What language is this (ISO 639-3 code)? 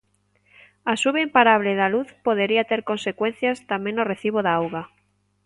glg